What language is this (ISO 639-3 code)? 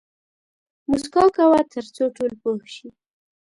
pus